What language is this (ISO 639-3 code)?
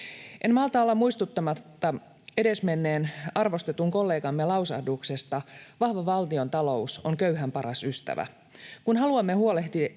fin